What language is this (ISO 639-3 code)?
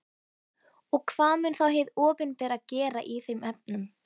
isl